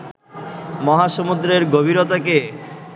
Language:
Bangla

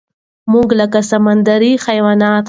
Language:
Pashto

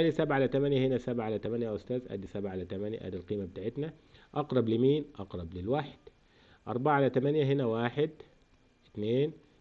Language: Arabic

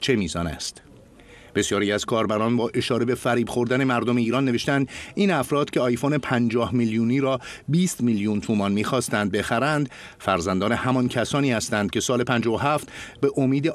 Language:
Persian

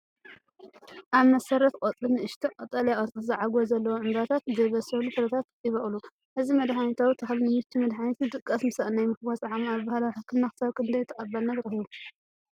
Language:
Tigrinya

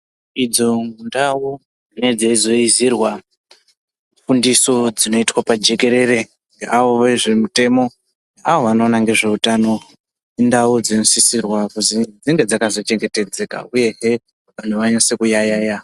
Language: Ndau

